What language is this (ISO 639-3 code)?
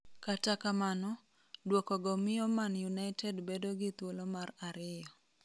luo